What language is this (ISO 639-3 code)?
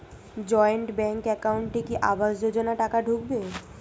ben